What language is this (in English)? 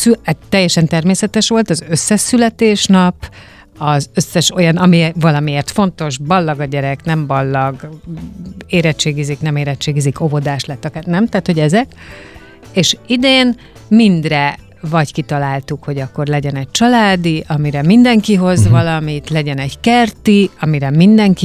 Hungarian